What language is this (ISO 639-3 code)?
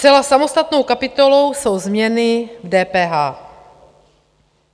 ces